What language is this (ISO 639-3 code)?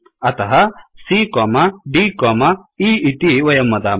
san